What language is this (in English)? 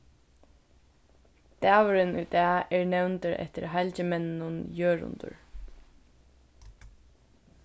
Faroese